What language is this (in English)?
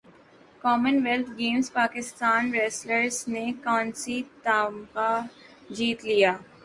Urdu